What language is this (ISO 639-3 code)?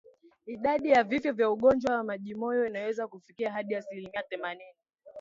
swa